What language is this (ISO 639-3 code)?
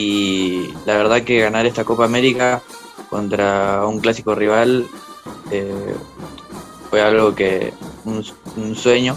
spa